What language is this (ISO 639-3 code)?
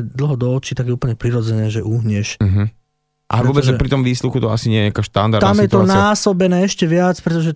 slk